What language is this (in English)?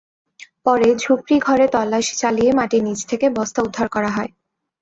Bangla